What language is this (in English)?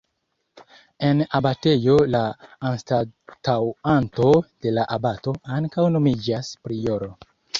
Esperanto